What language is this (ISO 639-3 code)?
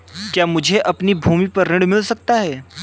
hin